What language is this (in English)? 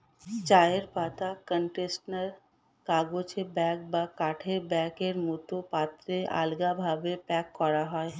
Bangla